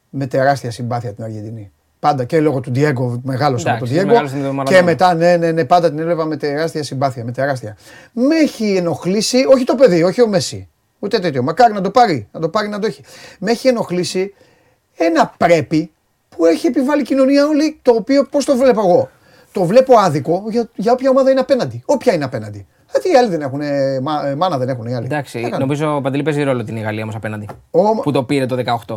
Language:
Greek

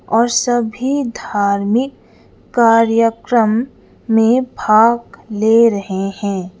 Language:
Hindi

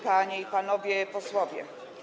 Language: Polish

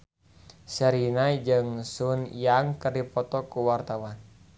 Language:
Sundanese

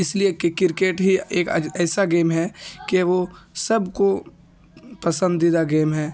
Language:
Urdu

